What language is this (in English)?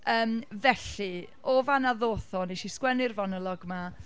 Welsh